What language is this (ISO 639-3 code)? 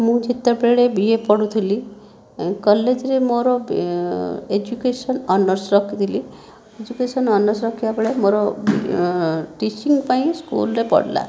ori